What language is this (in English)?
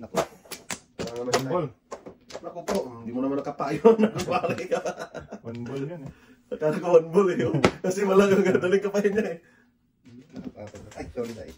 Filipino